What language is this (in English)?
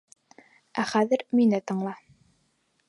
Bashkir